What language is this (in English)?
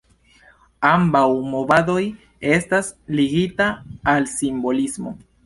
Esperanto